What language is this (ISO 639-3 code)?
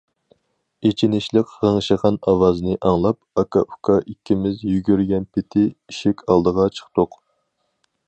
uig